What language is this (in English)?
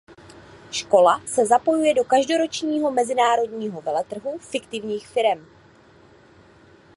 Czech